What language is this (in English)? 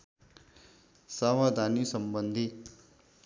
Nepali